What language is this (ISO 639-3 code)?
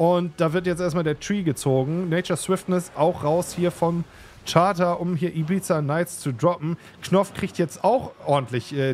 deu